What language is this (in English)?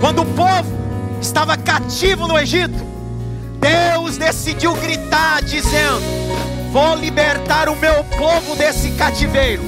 Portuguese